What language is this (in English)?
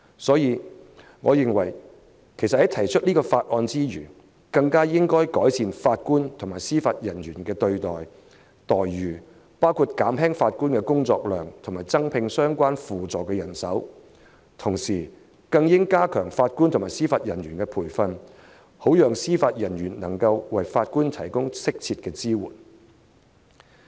Cantonese